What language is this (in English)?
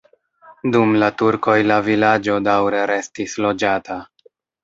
Esperanto